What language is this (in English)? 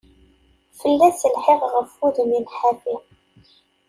Kabyle